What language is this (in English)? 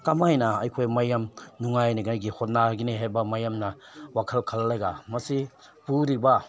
Manipuri